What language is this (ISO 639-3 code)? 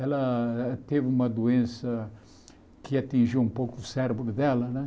por